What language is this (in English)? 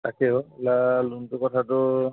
Assamese